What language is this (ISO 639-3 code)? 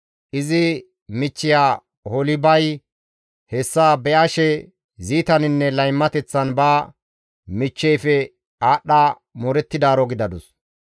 gmv